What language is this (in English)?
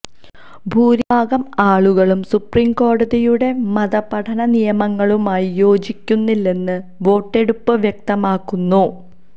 Malayalam